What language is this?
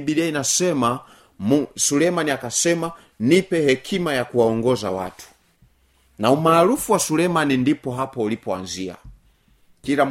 Swahili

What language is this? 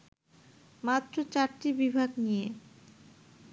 Bangla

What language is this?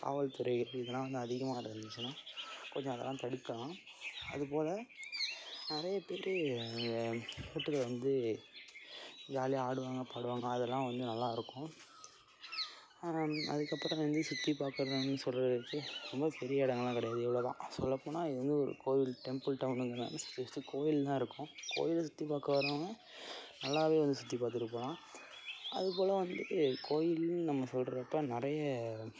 Tamil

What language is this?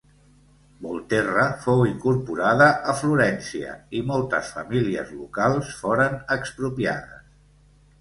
Catalan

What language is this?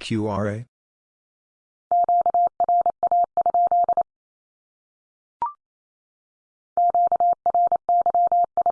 English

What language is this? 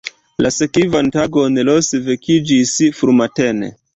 Esperanto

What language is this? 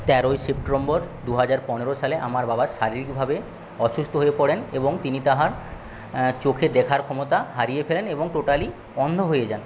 Bangla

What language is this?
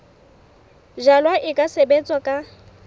Southern Sotho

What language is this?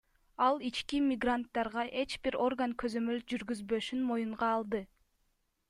Kyrgyz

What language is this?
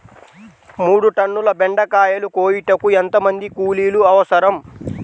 Telugu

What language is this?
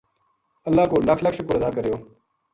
Gujari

